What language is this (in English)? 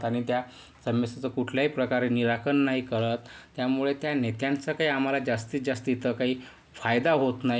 Marathi